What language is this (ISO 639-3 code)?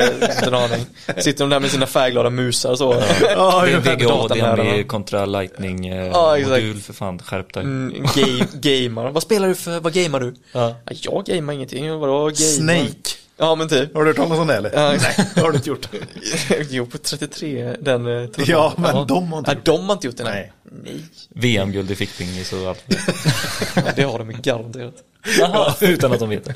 swe